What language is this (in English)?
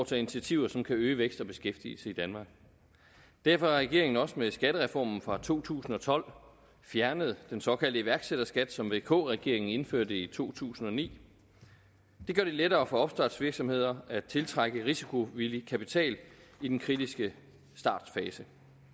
Danish